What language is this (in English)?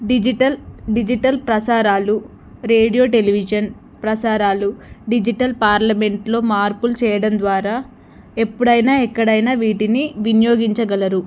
Telugu